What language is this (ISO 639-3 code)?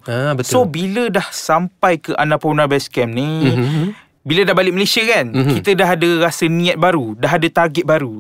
msa